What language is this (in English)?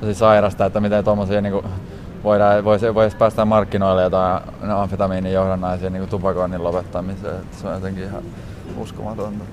Finnish